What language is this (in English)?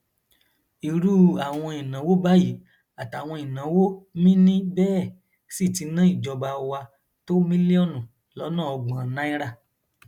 Yoruba